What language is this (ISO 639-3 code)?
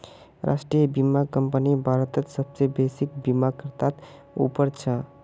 mag